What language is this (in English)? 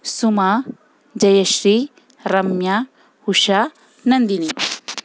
Kannada